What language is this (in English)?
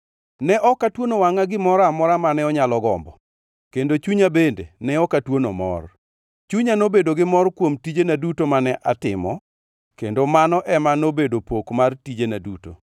Luo (Kenya and Tanzania)